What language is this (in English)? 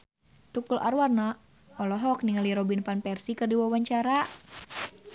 Sundanese